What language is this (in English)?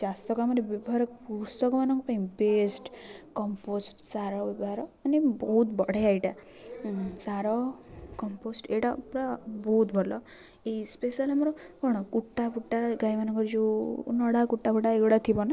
Odia